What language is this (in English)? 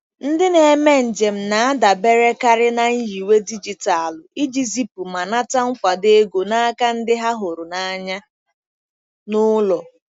Igbo